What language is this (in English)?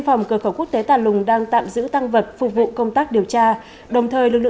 Vietnamese